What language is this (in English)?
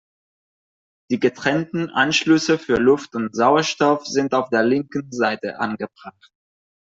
German